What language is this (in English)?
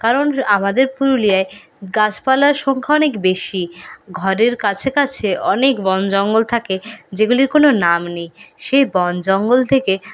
Bangla